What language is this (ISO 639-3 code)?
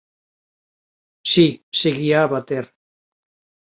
glg